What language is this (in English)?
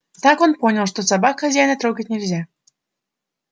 Russian